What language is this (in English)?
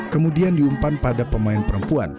Indonesian